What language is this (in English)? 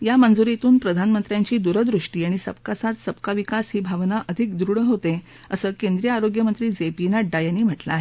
Marathi